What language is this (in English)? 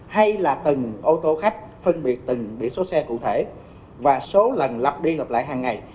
Vietnamese